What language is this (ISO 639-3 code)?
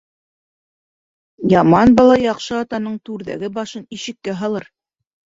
bak